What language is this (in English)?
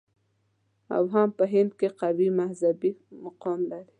Pashto